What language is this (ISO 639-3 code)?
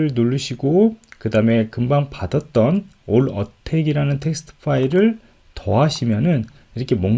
kor